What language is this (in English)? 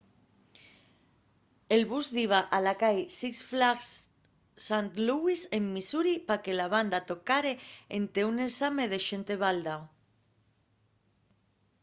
Asturian